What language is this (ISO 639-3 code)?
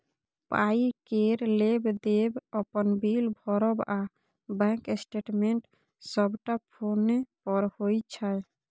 mai